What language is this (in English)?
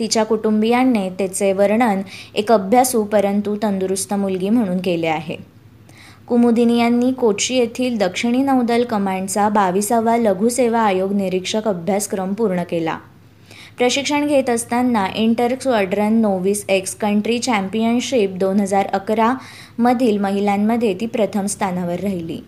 Marathi